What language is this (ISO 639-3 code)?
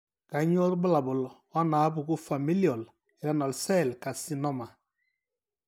mas